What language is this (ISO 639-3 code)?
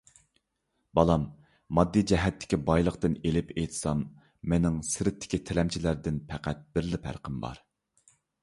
uig